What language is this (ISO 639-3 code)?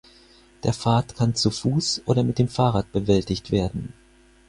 deu